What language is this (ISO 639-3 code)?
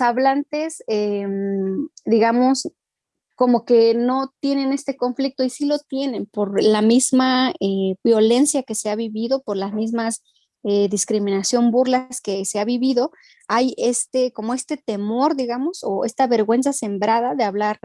spa